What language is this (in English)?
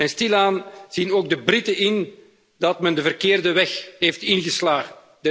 Dutch